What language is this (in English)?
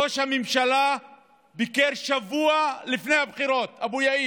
Hebrew